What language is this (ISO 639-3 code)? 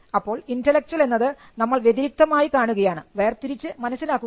mal